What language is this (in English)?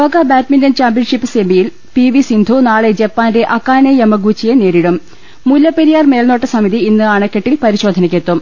Malayalam